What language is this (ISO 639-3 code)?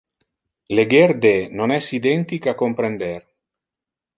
ina